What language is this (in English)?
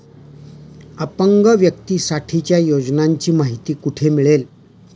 Marathi